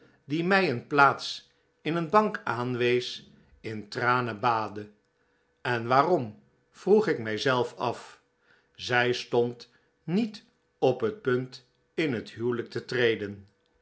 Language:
Dutch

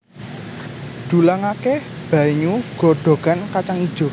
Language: Javanese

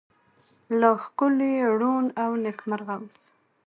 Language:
Pashto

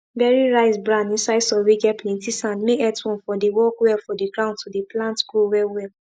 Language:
Nigerian Pidgin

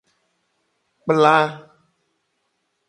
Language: Gen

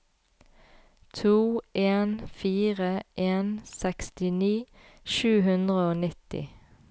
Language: Norwegian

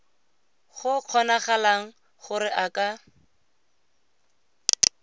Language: Tswana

